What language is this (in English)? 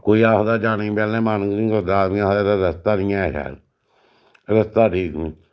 Dogri